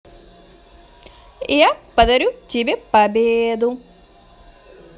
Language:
Russian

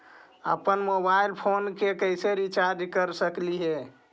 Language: Magahi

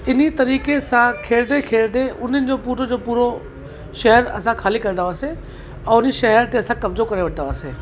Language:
Sindhi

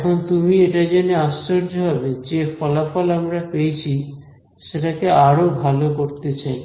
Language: Bangla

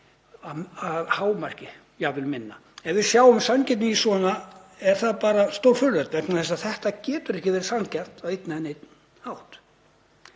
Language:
Icelandic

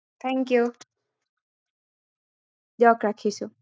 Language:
Assamese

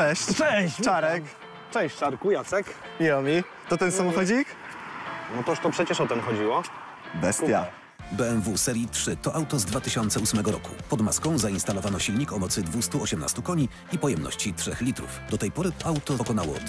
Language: Polish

